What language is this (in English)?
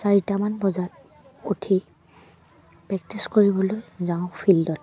Assamese